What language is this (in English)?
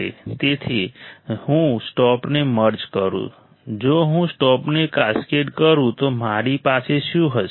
Gujarati